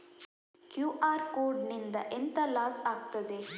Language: Kannada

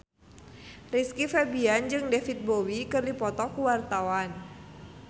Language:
Sundanese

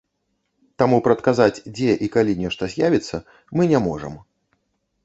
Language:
Belarusian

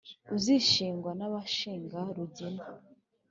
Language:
Kinyarwanda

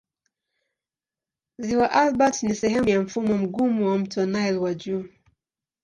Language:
Swahili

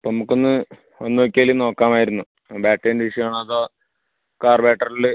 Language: Malayalam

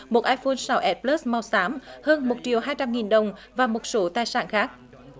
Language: Vietnamese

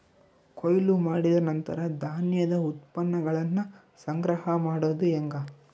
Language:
Kannada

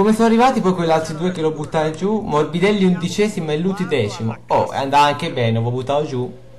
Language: Italian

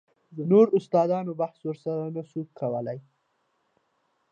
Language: Pashto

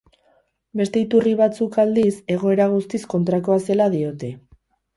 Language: Basque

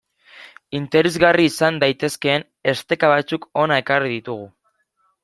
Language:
Basque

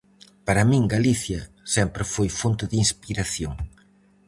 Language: Galician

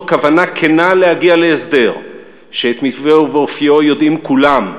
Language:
Hebrew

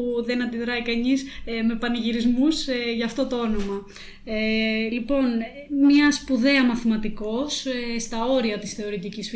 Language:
Greek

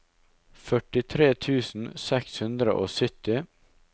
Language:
Norwegian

